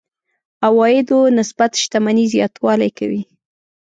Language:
Pashto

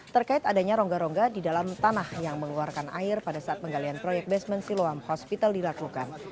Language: Indonesian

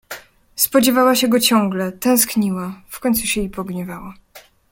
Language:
Polish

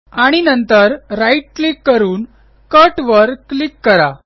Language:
Marathi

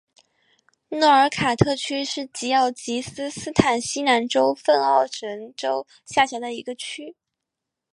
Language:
Chinese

